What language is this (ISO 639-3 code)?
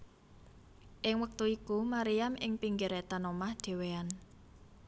jav